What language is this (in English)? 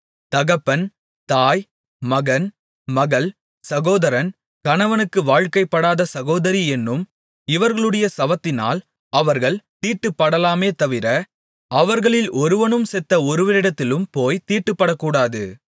Tamil